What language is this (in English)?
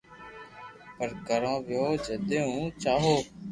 Loarki